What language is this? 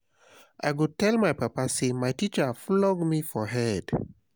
Nigerian Pidgin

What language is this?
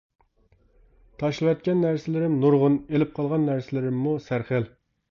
Uyghur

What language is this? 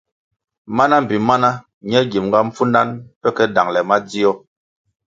Kwasio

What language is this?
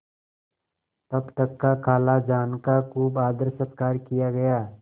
Hindi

